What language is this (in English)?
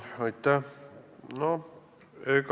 Estonian